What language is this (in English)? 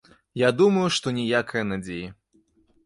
Belarusian